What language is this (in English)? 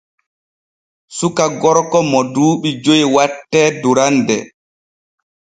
Borgu Fulfulde